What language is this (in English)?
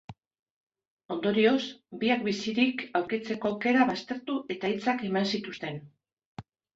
Basque